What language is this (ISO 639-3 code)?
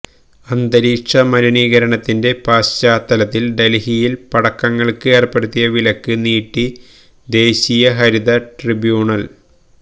mal